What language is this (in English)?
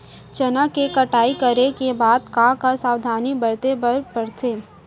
Chhattisgarhi